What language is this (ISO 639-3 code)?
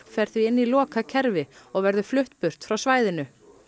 isl